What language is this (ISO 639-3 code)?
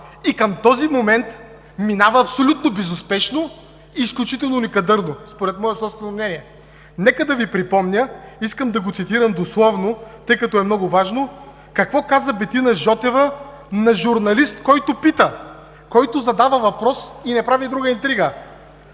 bul